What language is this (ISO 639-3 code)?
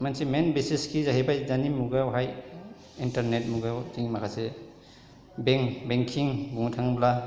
brx